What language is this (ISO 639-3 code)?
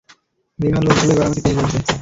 ben